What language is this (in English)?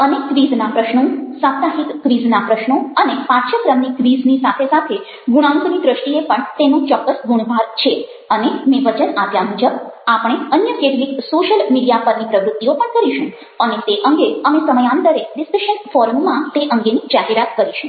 Gujarati